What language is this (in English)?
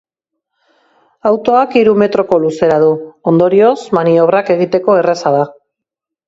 Basque